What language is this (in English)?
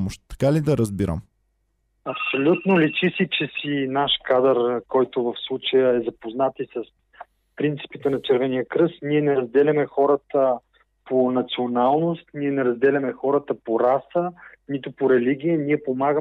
Bulgarian